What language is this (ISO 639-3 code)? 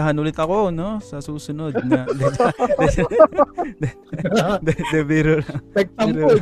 fil